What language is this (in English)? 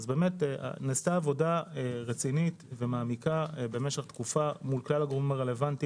Hebrew